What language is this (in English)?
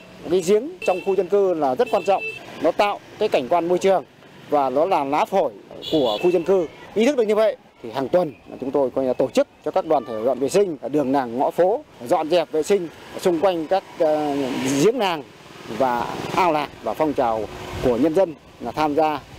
Vietnamese